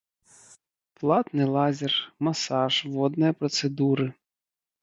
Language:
Belarusian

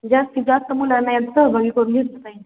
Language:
Marathi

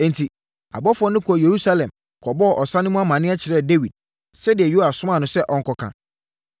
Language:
Akan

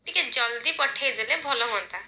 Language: Odia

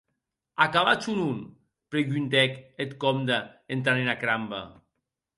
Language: Occitan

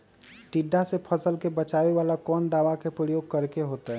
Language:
Magahi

